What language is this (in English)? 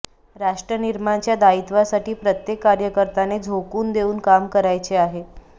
Marathi